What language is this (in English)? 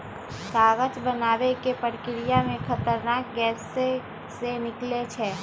Magahi